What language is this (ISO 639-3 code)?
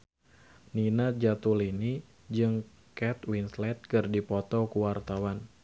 sun